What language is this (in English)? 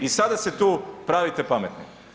Croatian